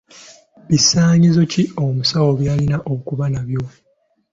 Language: Ganda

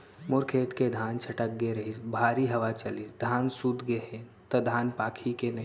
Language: Chhattisgarhi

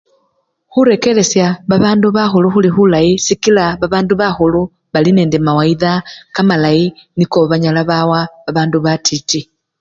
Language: Luyia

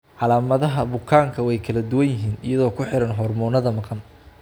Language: Somali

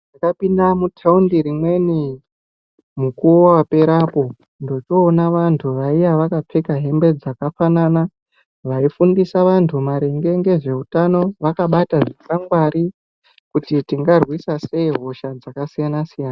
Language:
Ndau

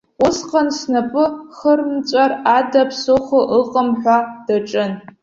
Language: Abkhazian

